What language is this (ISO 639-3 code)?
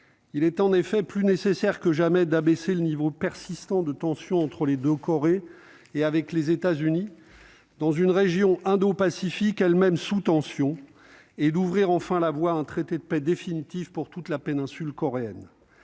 fra